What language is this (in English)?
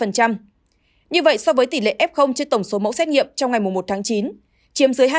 Vietnamese